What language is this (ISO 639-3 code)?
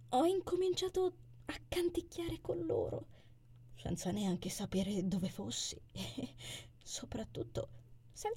ita